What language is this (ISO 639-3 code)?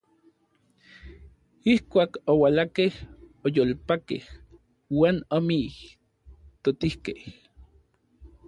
nlv